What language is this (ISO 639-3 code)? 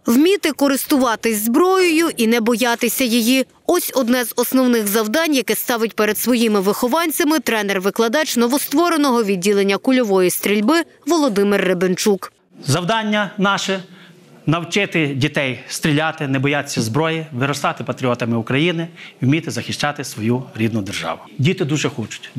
ukr